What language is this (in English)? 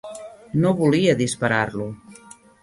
Catalan